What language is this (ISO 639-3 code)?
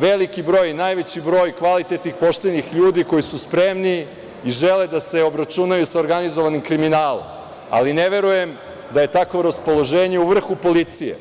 srp